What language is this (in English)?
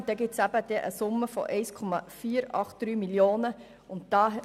Swiss German